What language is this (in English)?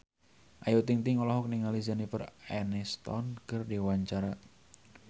Sundanese